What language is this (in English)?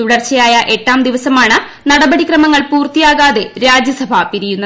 Malayalam